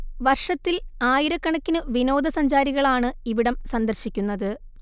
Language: Malayalam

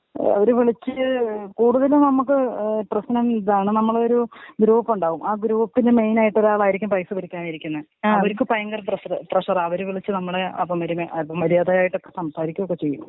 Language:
Malayalam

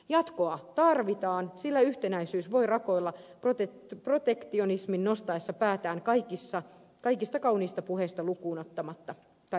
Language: Finnish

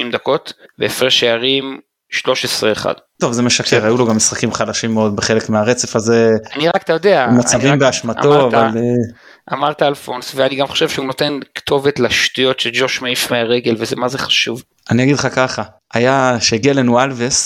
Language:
Hebrew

